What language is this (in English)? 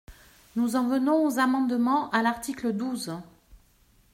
French